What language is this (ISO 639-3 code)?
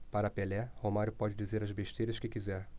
por